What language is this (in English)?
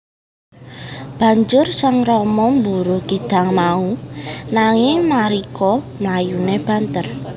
Javanese